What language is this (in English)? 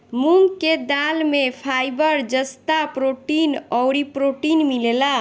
Bhojpuri